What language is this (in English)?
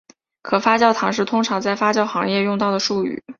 Chinese